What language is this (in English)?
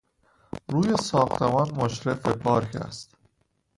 Persian